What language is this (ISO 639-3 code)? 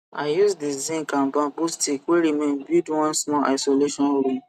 pcm